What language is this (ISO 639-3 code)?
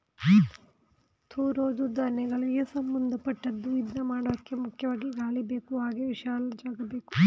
kan